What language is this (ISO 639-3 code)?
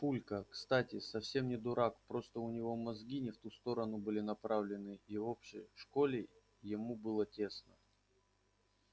rus